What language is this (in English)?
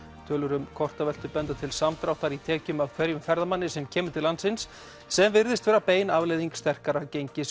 Icelandic